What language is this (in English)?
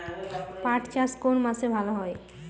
Bangla